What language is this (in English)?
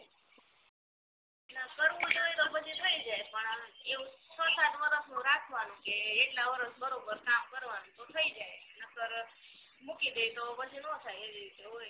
Gujarati